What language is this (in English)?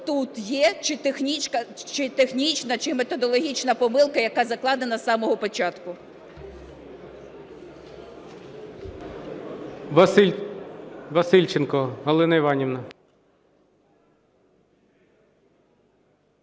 Ukrainian